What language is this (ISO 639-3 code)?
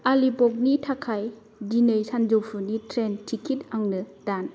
brx